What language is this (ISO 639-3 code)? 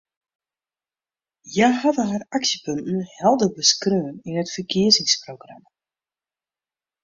fry